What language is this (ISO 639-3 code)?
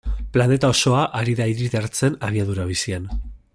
eus